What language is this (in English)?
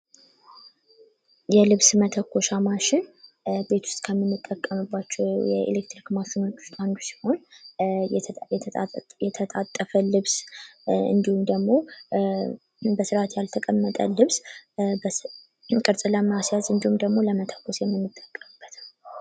Amharic